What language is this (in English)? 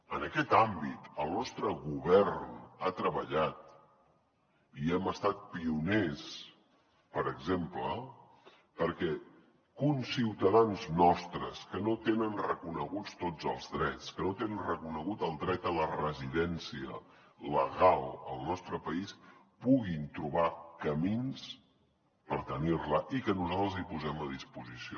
Catalan